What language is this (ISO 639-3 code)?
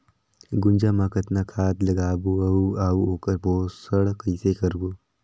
hne